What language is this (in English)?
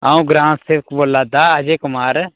Dogri